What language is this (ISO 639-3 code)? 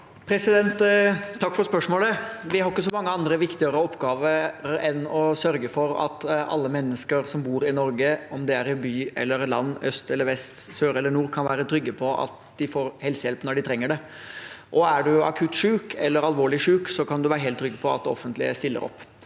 nor